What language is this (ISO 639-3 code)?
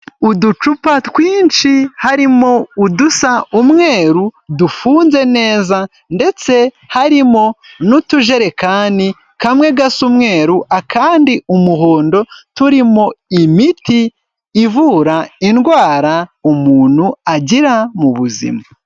kin